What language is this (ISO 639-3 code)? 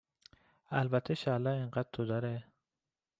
fas